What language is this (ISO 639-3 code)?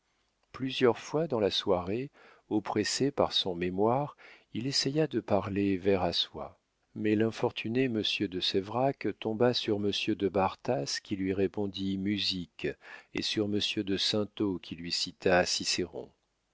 fra